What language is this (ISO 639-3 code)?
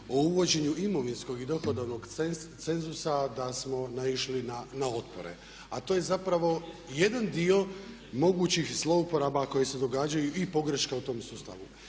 hrv